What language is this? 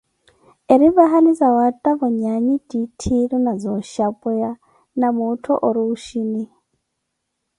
Koti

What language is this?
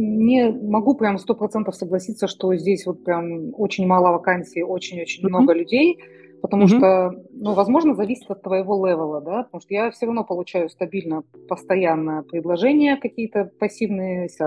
Russian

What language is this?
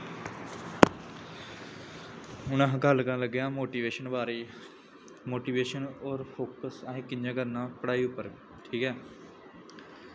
Dogri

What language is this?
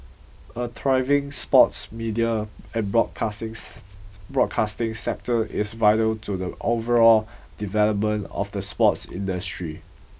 English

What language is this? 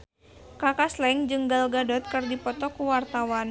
Sundanese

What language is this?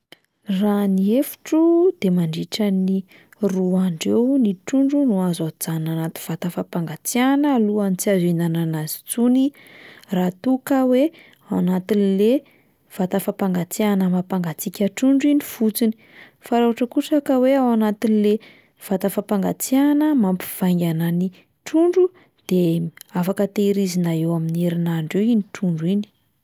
Malagasy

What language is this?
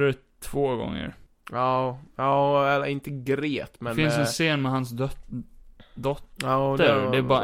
Swedish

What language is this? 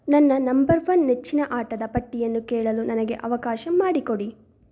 Kannada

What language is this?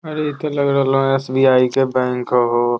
Magahi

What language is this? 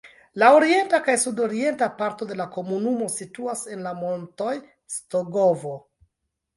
Esperanto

